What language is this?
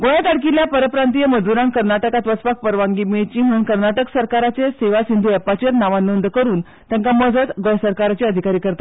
Konkani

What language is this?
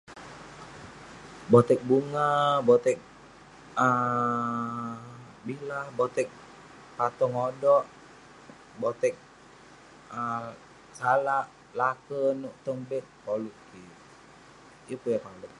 Western Penan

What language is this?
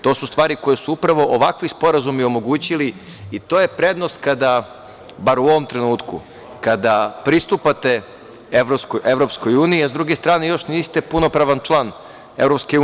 Serbian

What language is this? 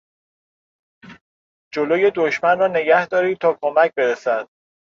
Persian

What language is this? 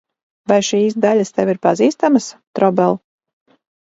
Latvian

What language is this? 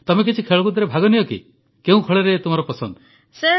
Odia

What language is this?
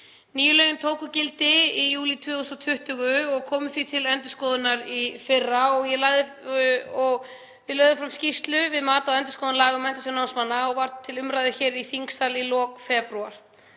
Icelandic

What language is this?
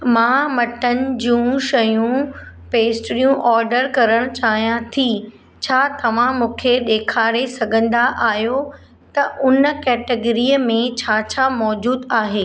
Sindhi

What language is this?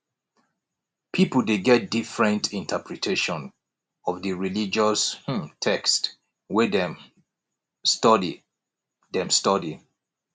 Nigerian Pidgin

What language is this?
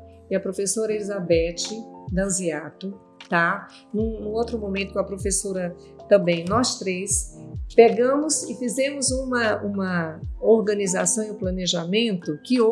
Portuguese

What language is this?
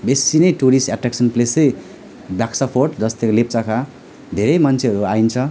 Nepali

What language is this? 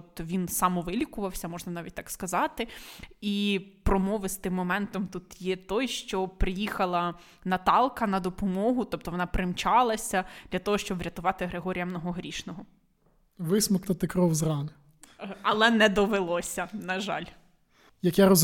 Ukrainian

